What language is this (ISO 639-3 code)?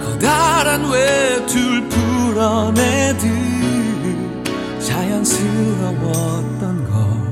kor